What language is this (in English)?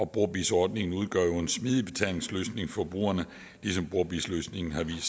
Danish